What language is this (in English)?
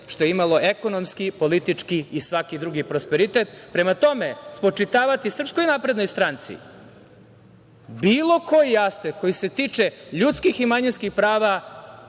Serbian